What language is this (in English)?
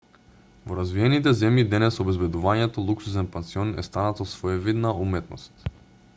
Macedonian